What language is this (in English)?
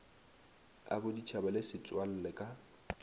Northern Sotho